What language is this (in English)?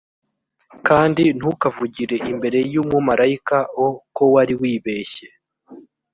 Kinyarwanda